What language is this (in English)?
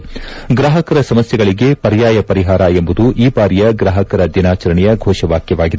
Kannada